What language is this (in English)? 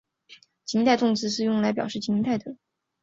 Chinese